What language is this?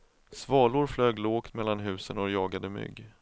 Swedish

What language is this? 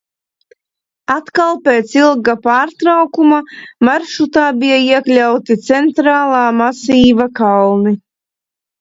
Latvian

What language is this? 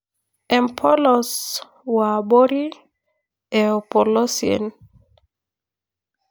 Masai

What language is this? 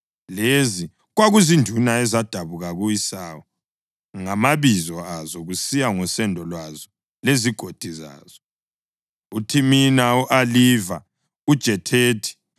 North Ndebele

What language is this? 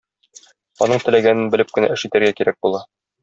Tatar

